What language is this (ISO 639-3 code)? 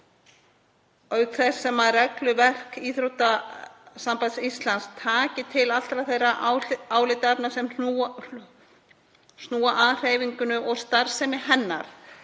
isl